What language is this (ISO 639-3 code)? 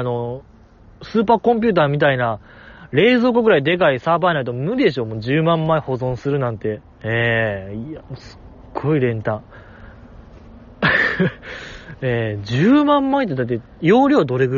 jpn